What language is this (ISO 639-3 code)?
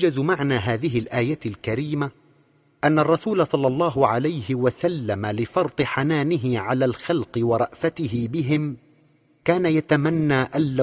ara